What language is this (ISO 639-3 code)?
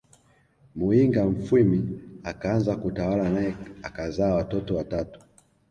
swa